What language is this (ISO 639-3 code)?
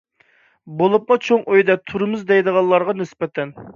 uig